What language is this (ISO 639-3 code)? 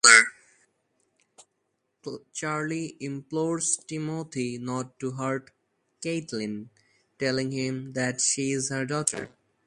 eng